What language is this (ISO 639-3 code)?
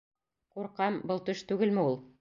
bak